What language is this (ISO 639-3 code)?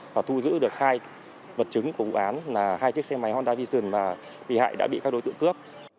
vie